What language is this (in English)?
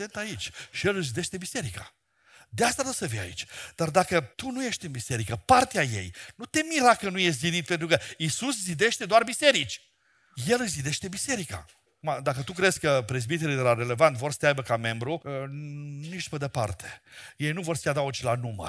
Romanian